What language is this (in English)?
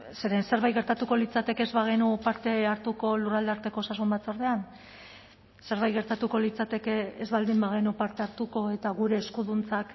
Basque